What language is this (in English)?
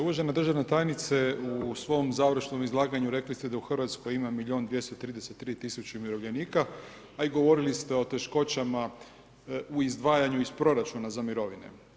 Croatian